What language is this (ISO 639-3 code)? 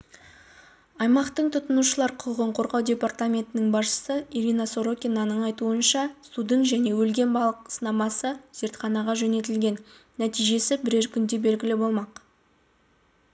kaz